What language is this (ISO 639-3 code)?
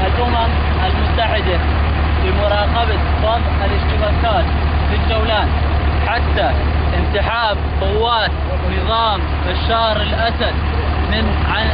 ara